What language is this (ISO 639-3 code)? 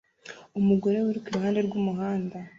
kin